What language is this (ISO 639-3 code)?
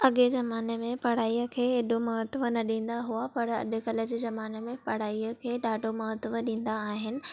snd